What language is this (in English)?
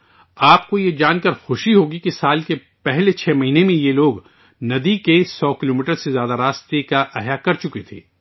Urdu